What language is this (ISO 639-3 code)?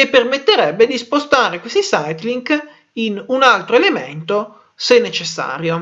ita